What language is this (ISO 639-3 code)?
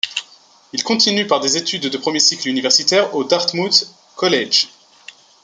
fra